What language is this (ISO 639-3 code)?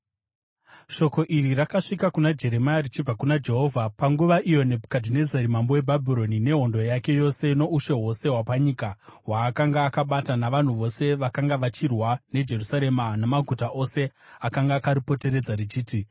sna